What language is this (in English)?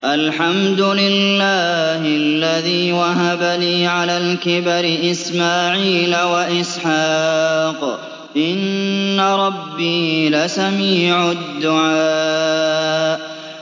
Arabic